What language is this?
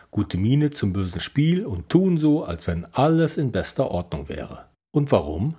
German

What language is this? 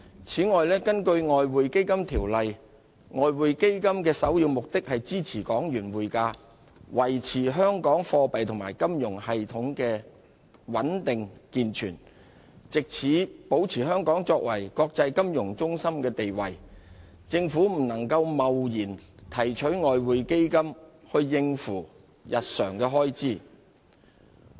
Cantonese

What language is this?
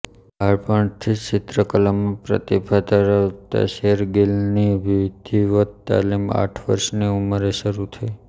Gujarati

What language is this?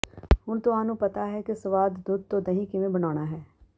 Punjabi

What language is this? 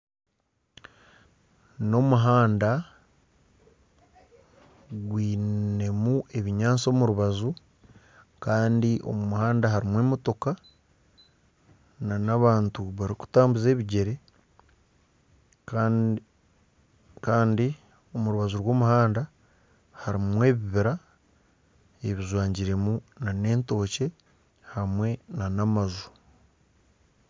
Nyankole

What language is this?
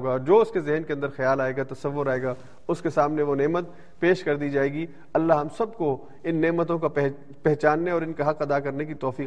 Urdu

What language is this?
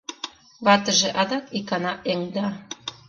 Mari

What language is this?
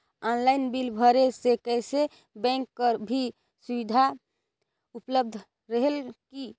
Chhattisgarhi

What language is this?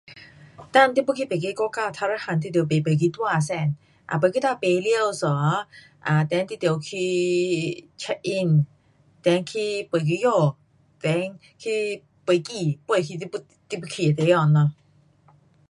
Pu-Xian Chinese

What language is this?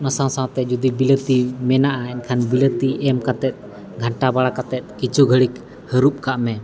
Santali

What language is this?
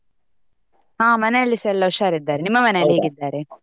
Kannada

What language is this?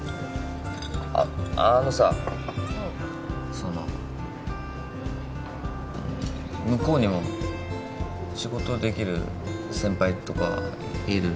Japanese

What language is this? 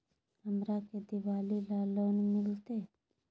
Magahi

